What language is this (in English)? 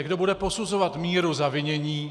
Czech